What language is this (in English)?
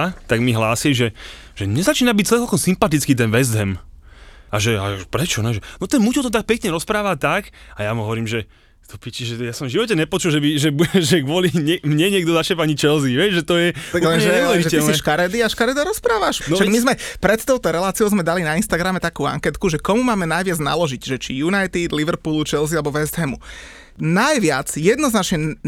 Slovak